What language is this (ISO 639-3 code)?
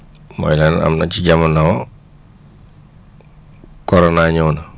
wol